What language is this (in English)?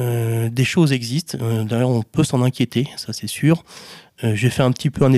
French